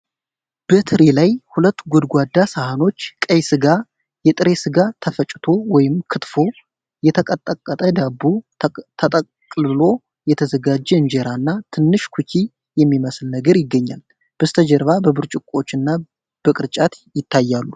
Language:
Amharic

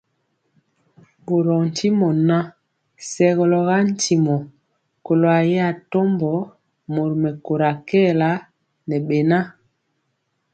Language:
Mpiemo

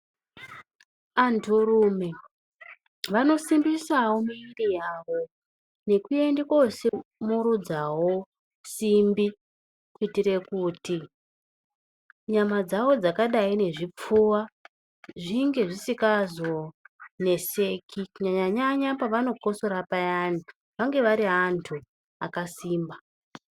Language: Ndau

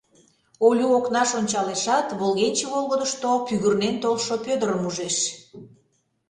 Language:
Mari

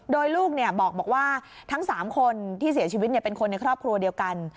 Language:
Thai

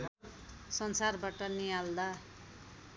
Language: Nepali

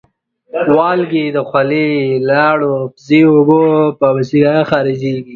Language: Pashto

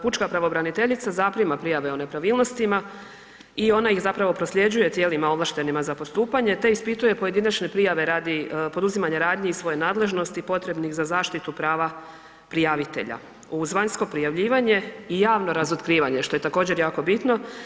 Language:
Croatian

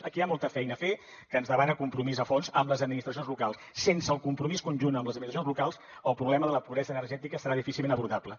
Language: Catalan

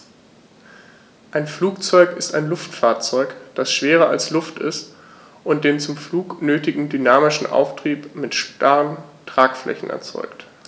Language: German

